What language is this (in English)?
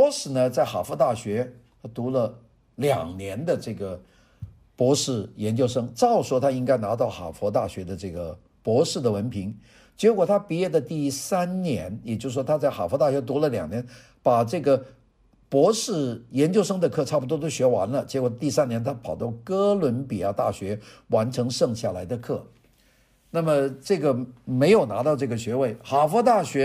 Chinese